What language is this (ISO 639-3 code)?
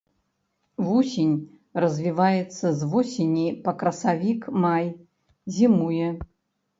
bel